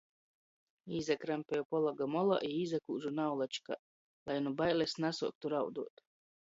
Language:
Latgalian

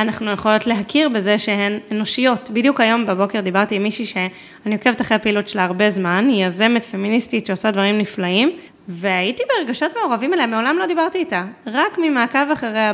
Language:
Hebrew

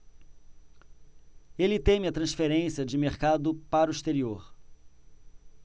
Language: Portuguese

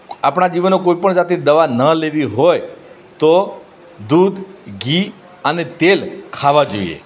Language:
Gujarati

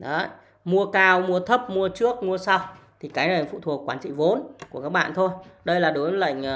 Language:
Vietnamese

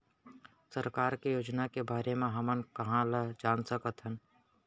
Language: Chhattisgarhi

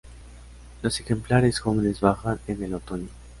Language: Spanish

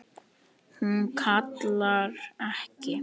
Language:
Icelandic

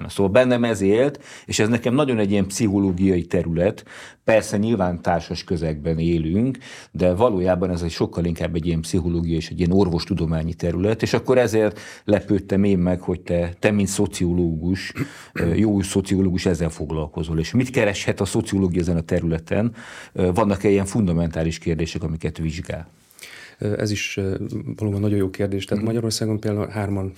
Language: Hungarian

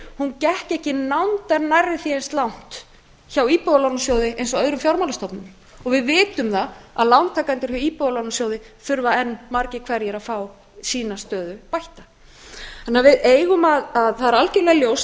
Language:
Icelandic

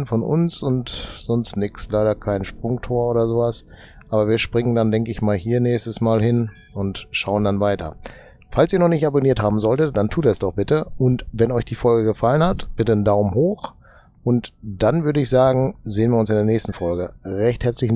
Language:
German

